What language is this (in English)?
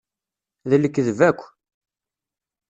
Kabyle